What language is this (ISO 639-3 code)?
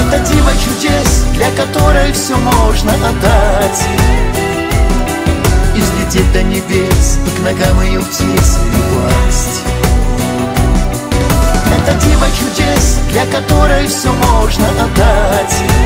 rus